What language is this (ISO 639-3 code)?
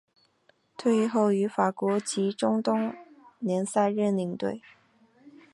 zho